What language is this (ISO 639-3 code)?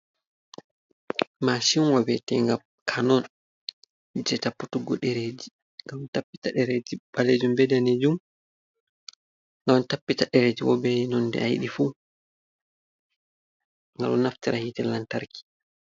ful